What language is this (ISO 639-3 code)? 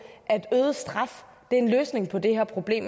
dan